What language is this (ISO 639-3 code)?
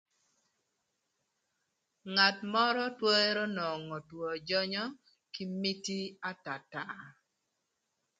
lth